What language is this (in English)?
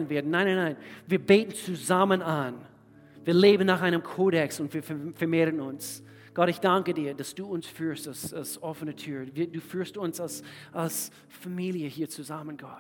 German